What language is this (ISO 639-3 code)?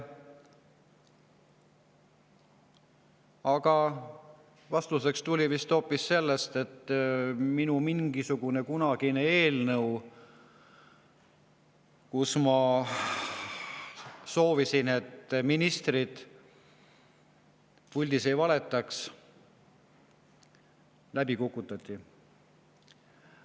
est